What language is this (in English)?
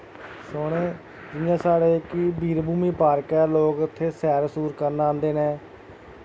Dogri